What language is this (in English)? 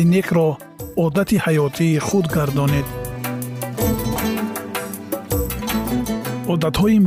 Persian